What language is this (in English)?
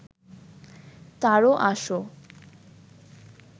Bangla